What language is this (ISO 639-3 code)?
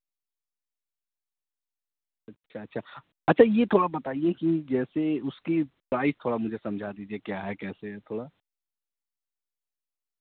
urd